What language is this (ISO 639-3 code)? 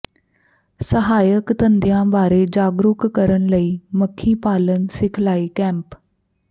pan